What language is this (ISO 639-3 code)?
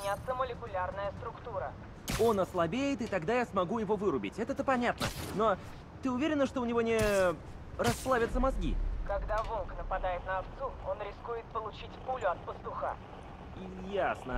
rus